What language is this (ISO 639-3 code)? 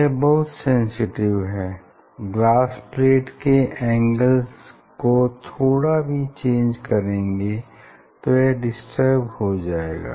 hin